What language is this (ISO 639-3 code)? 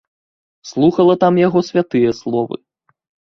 bel